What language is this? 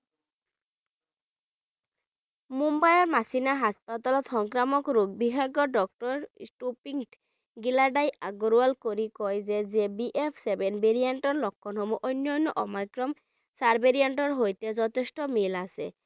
Bangla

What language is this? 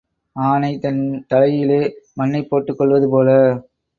Tamil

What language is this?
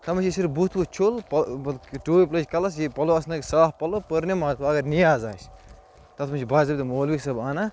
Kashmiri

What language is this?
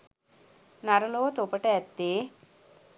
Sinhala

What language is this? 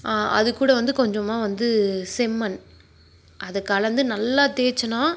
Tamil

